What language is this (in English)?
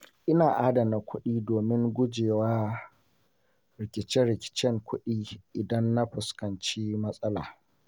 Hausa